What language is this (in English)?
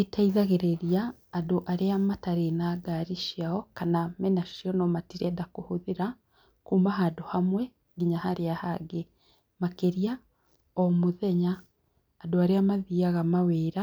Kikuyu